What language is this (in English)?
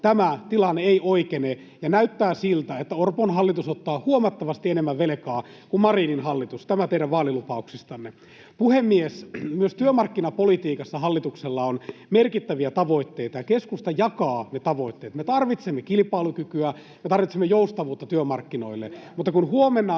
Finnish